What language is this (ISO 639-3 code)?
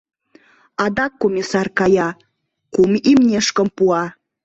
chm